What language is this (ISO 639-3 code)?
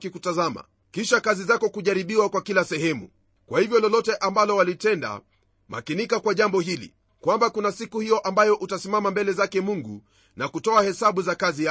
swa